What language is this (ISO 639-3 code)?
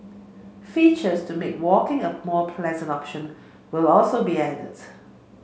eng